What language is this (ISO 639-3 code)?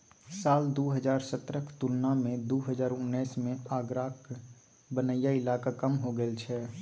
mai